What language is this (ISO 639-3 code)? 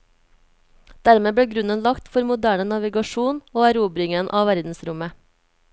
nor